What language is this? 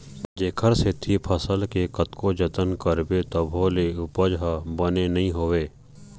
Chhattisgarhi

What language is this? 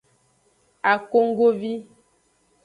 Aja (Benin)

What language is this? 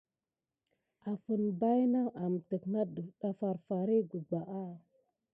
Gidar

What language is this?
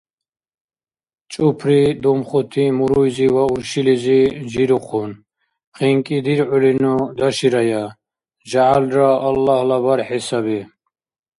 Dargwa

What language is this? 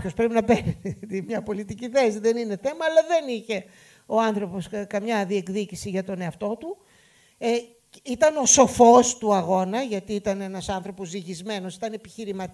Greek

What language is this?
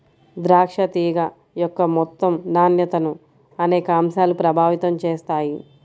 Telugu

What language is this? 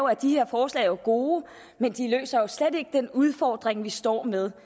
Danish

